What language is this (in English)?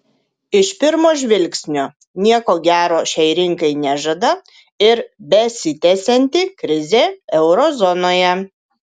Lithuanian